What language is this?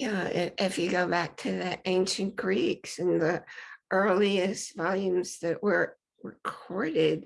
English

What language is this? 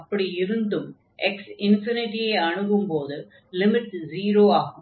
Tamil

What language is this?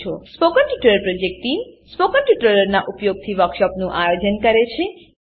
Gujarati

